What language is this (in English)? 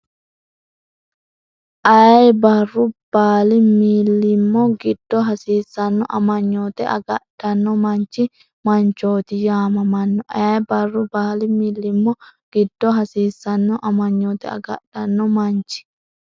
Sidamo